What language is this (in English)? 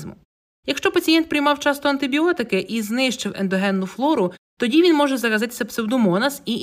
Ukrainian